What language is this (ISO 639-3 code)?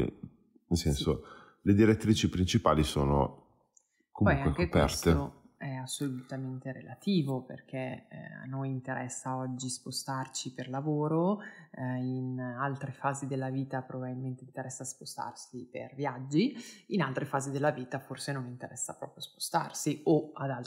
ita